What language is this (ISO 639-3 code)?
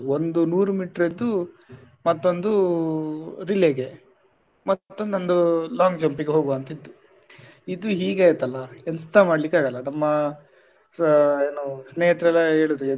kan